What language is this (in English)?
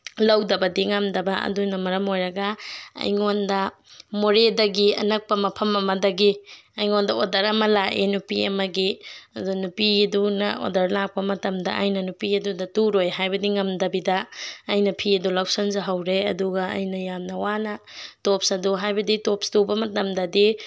Manipuri